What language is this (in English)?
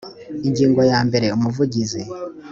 Kinyarwanda